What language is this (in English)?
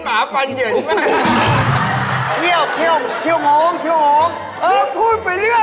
Thai